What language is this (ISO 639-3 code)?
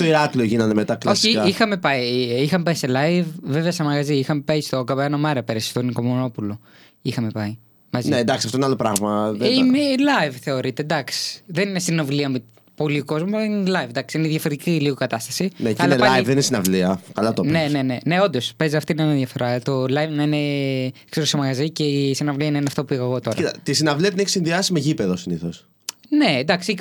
ell